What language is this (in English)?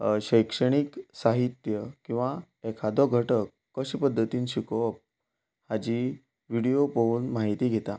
Konkani